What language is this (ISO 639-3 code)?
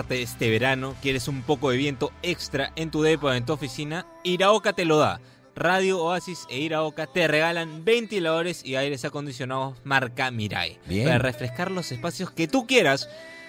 spa